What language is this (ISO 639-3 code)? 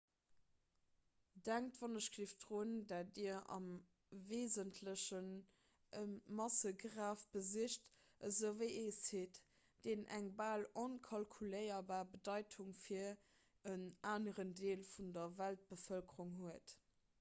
ltz